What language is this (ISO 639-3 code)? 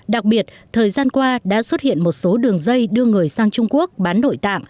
vie